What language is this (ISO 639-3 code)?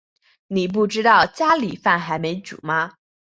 zho